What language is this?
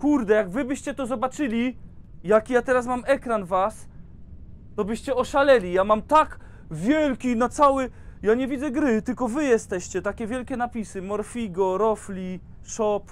Polish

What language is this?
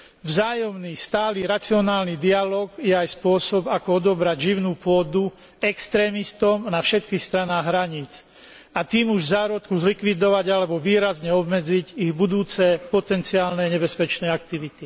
Slovak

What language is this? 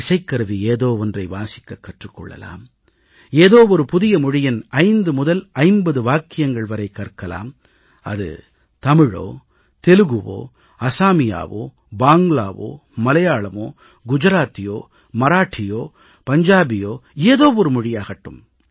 Tamil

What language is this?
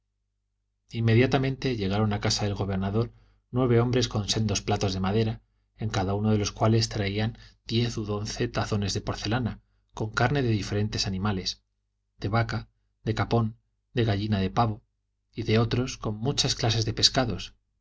Spanish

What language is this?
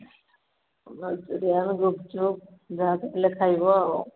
Odia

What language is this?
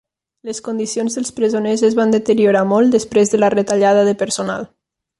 Catalan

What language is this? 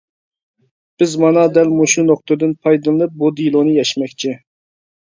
Uyghur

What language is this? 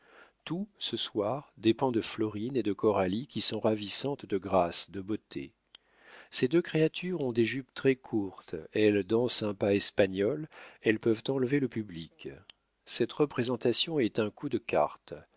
French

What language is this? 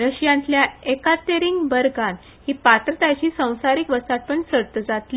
Konkani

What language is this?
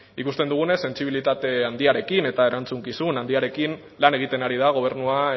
Basque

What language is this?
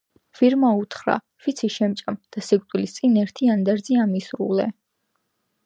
Georgian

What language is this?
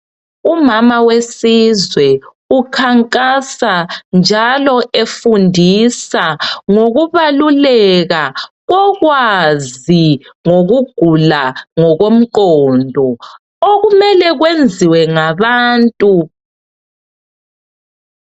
North Ndebele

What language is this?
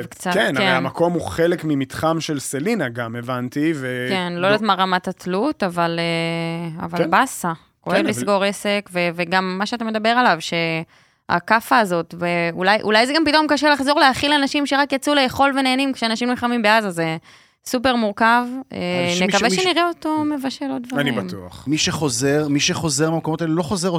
Hebrew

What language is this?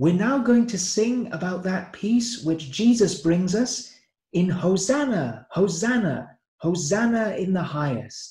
English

